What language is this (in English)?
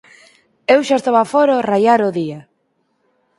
Galician